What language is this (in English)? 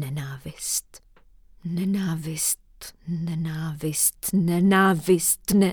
Czech